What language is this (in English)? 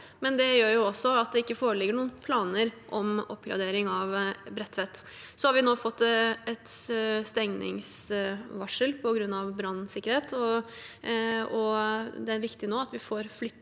Norwegian